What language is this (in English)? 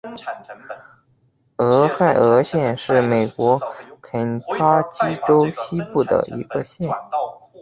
Chinese